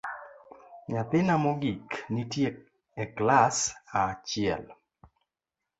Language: Luo (Kenya and Tanzania)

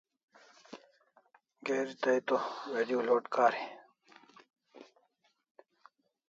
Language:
Kalasha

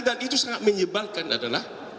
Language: Indonesian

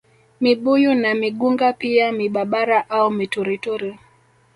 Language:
Swahili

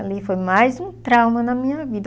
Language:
Portuguese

